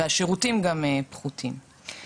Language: Hebrew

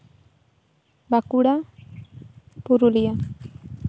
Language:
Santali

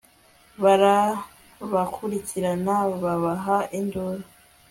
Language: Kinyarwanda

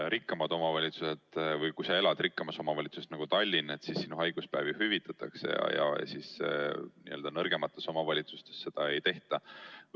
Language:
Estonian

